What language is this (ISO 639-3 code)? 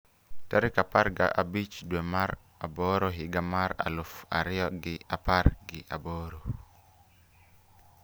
luo